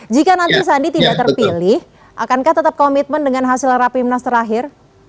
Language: Indonesian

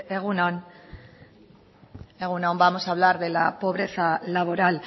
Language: Spanish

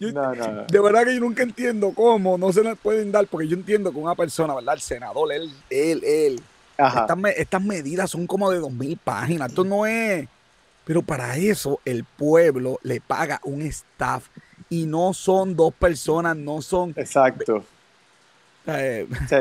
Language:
Spanish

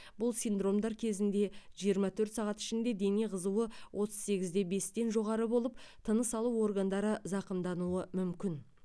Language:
Kazakh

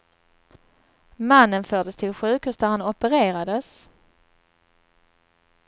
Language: Swedish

